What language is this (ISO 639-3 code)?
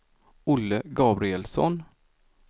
swe